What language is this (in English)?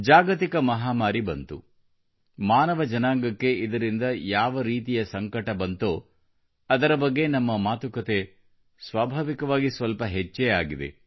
Kannada